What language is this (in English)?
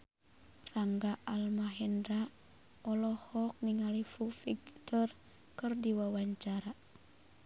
Sundanese